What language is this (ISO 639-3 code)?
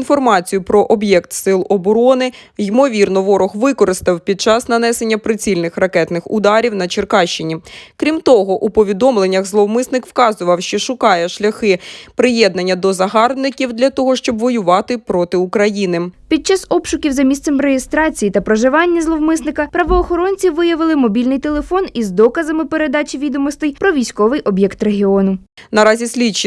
ukr